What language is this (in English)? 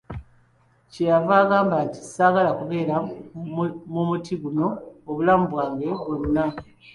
Ganda